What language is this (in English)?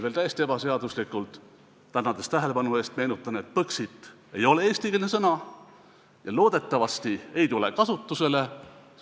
Estonian